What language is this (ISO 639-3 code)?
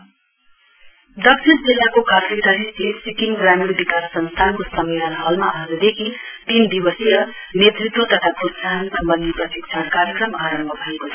nep